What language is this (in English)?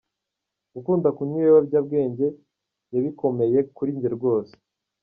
Kinyarwanda